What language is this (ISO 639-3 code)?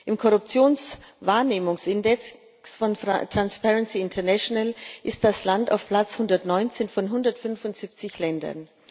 deu